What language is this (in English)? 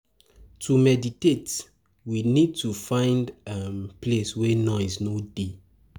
Nigerian Pidgin